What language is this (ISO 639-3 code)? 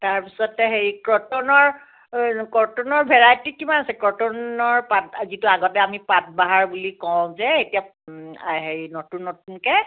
asm